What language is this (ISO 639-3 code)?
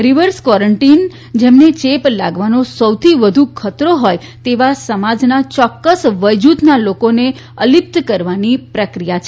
guj